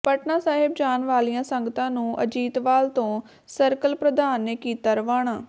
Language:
Punjabi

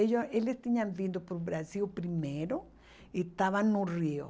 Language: Portuguese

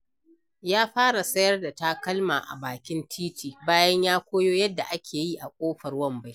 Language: Hausa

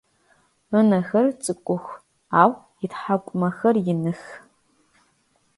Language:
Adyghe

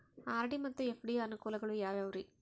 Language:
Kannada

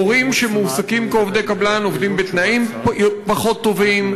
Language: Hebrew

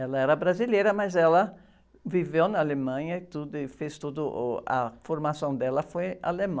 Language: Portuguese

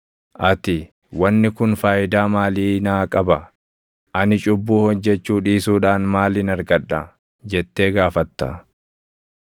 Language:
Oromo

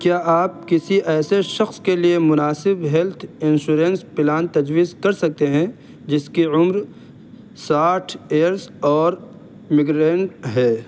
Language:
Urdu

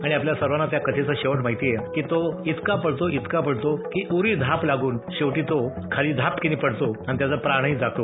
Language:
Marathi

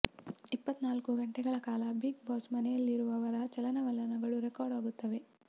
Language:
Kannada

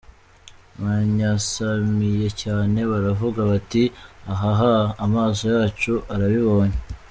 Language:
Kinyarwanda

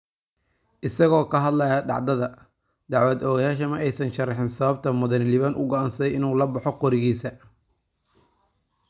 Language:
Somali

